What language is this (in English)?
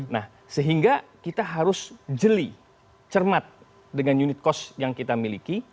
Indonesian